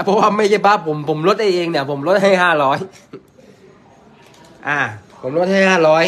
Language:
Thai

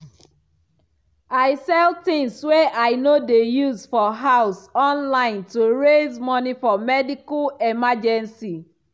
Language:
Nigerian Pidgin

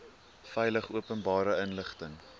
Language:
Afrikaans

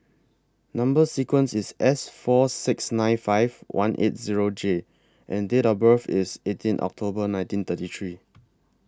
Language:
English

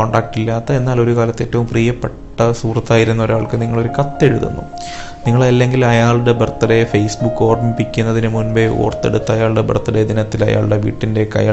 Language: Malayalam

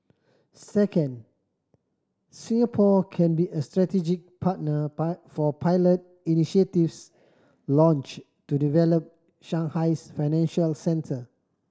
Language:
English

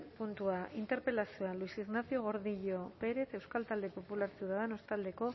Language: Basque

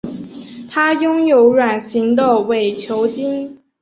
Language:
Chinese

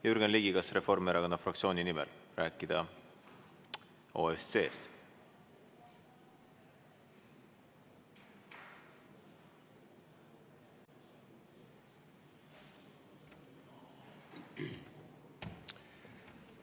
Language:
Estonian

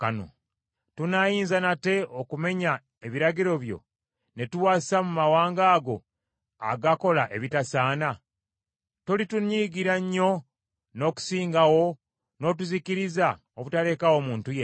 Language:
Ganda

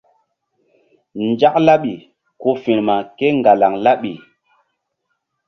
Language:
Mbum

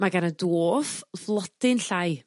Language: Welsh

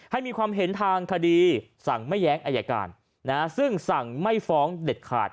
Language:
Thai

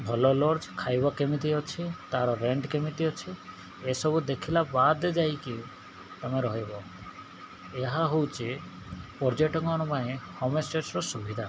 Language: Odia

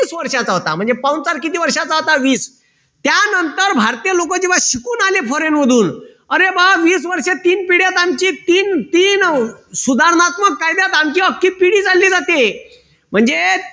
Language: Marathi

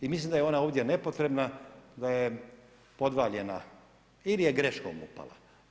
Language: Croatian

